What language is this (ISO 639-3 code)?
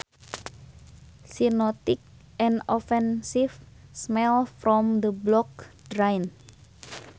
sun